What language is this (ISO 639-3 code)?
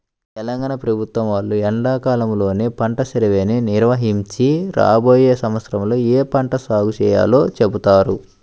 tel